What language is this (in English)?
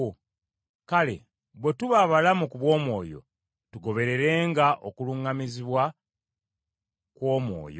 Ganda